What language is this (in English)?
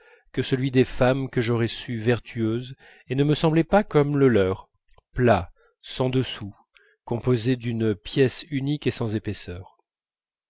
French